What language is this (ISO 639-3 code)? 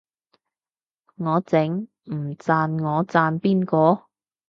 yue